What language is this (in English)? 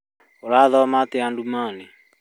Kikuyu